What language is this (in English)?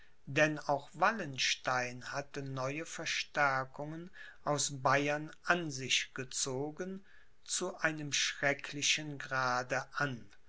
German